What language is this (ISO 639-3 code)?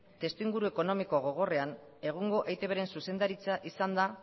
eus